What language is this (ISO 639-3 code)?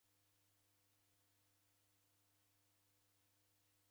dav